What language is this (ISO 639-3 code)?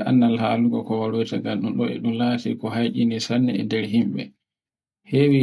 fue